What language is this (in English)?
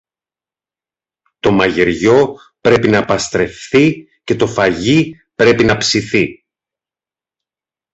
Greek